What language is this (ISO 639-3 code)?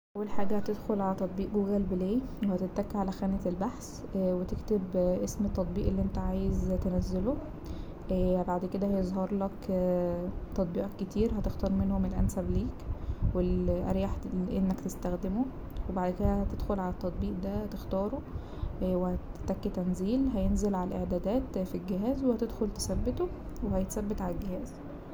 arz